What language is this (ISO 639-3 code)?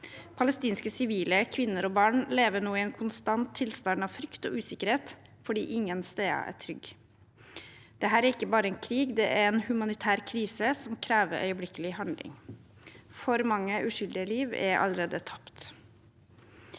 nor